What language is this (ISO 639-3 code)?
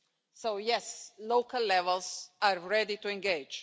eng